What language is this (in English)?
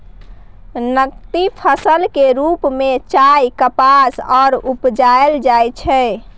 Maithili